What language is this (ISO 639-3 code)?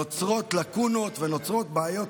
heb